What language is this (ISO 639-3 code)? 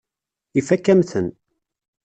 kab